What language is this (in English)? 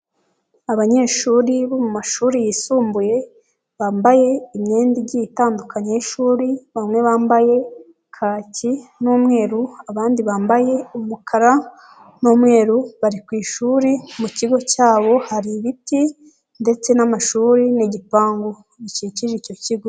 Kinyarwanda